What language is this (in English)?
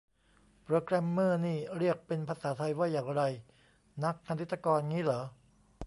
Thai